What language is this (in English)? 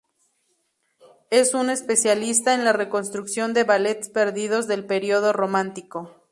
Spanish